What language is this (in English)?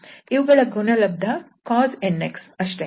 Kannada